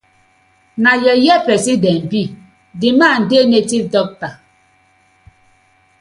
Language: Nigerian Pidgin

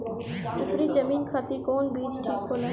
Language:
Bhojpuri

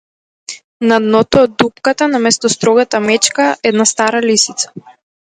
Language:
Macedonian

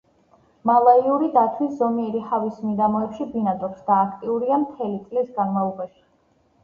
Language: Georgian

